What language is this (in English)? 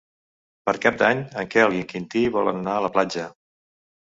Catalan